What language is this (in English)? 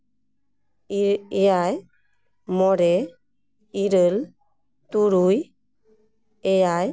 Santali